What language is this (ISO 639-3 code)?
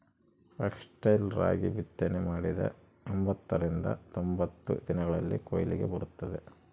kan